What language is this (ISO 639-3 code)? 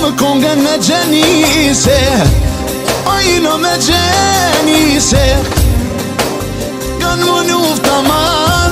ara